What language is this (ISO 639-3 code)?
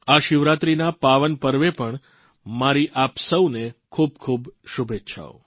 guj